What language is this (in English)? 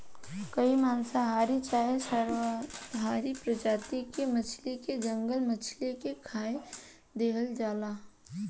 Bhojpuri